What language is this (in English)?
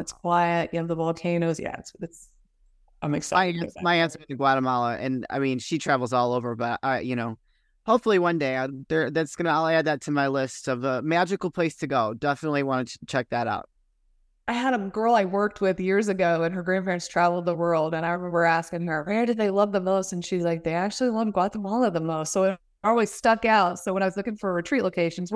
English